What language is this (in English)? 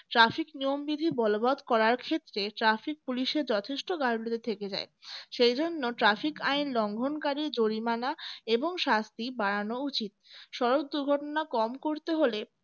Bangla